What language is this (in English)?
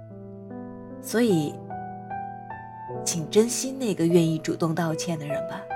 Chinese